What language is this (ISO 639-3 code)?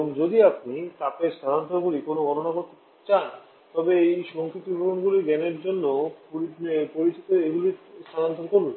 ben